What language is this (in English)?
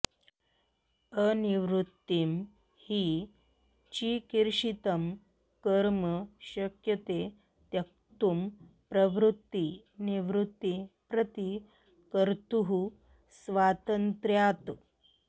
Sanskrit